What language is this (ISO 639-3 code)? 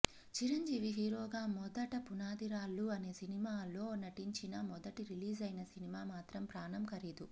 tel